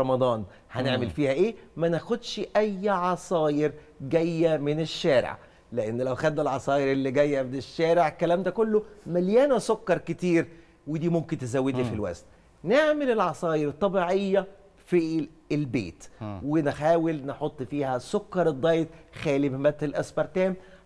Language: Arabic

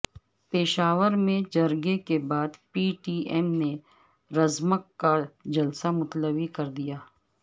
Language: Urdu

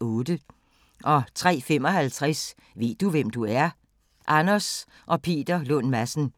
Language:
Danish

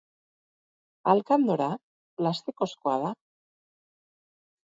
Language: Basque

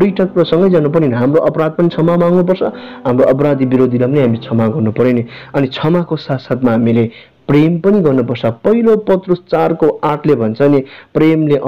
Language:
Romanian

